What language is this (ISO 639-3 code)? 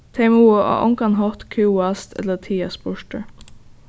fao